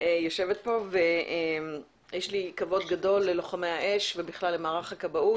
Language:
Hebrew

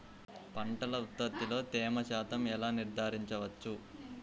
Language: Telugu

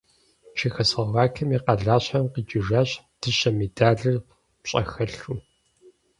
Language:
Kabardian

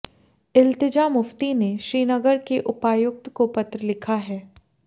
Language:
Hindi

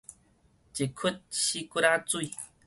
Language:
Min Nan Chinese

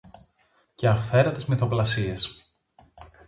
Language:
Greek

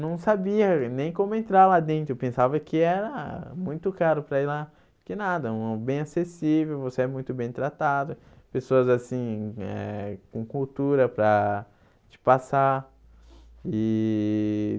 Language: Portuguese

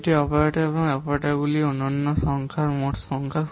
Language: Bangla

